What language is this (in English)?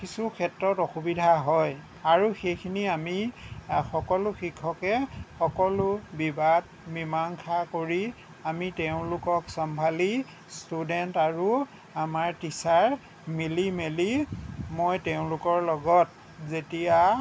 Assamese